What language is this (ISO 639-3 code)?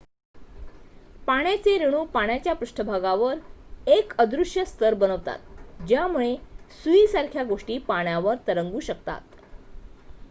mar